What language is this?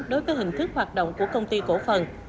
Vietnamese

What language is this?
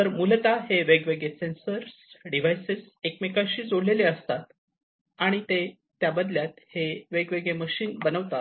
Marathi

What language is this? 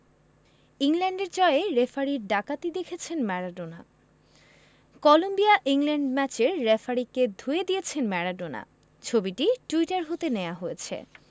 Bangla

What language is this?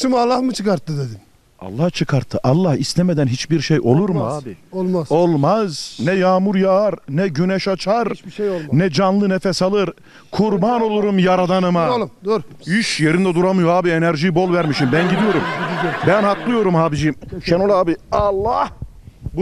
Turkish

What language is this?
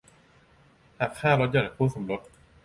Thai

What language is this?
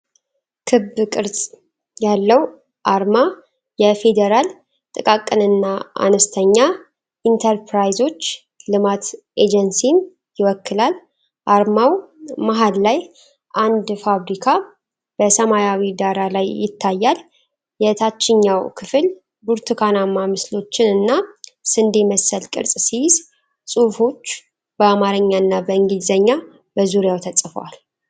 Amharic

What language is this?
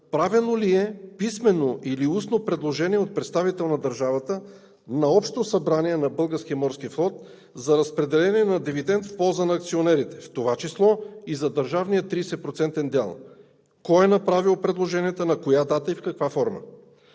Bulgarian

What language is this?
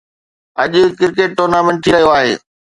Sindhi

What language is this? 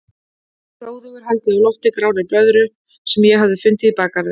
Icelandic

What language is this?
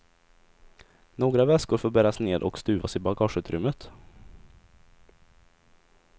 Swedish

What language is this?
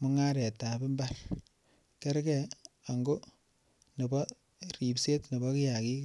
Kalenjin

